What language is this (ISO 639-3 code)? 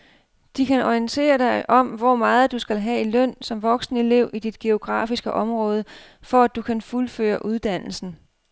dan